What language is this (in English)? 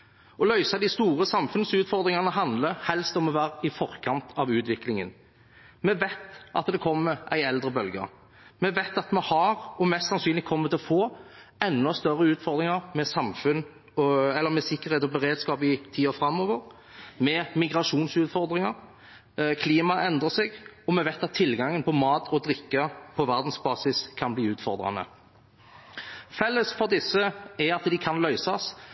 Norwegian Bokmål